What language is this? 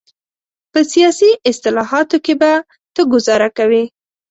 Pashto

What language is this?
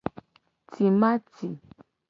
Gen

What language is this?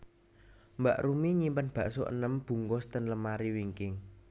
Javanese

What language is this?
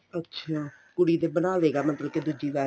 Punjabi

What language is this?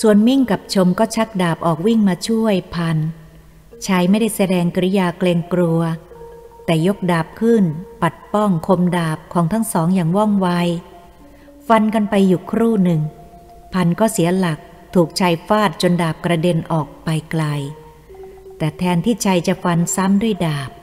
Thai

